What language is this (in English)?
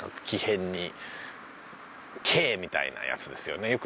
Japanese